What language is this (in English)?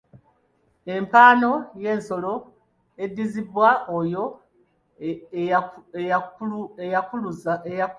Ganda